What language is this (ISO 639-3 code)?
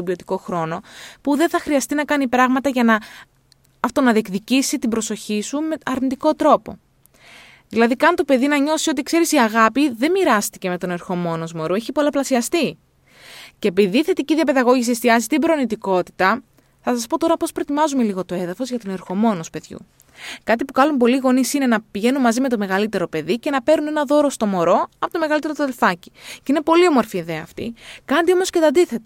ell